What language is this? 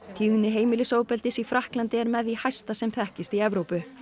Icelandic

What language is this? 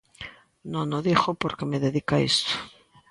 Galician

